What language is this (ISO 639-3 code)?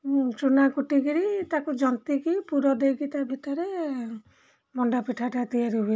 ori